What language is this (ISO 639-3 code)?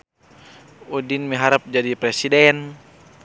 sun